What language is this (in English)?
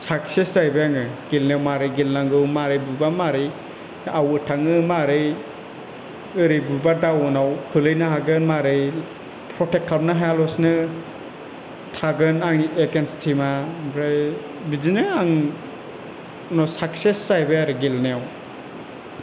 Bodo